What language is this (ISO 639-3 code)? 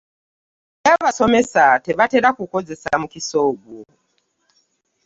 lug